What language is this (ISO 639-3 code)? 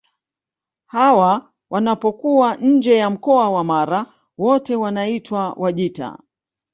swa